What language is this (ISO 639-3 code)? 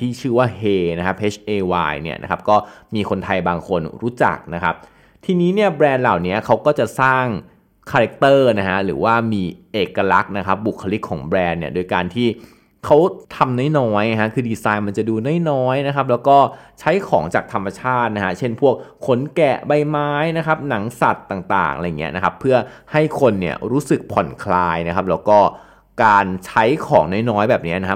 tha